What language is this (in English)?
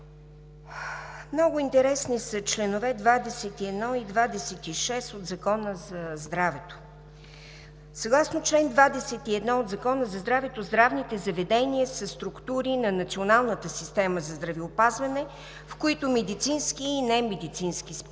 Bulgarian